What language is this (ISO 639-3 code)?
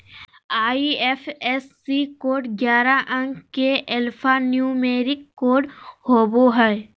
mag